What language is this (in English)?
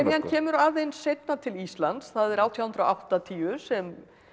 Icelandic